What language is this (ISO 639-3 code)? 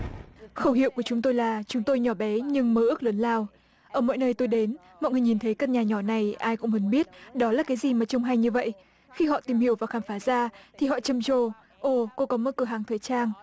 vie